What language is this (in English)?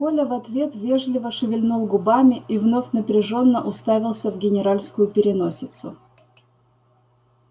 Russian